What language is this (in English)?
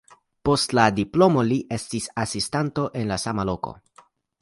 Esperanto